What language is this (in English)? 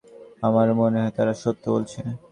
Bangla